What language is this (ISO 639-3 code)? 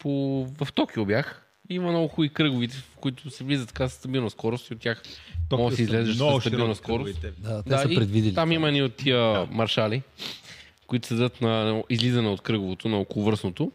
bul